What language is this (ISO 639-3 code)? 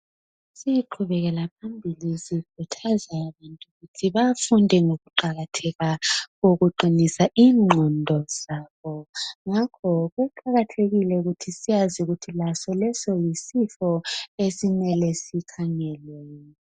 nde